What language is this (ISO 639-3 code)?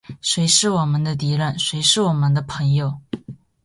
zho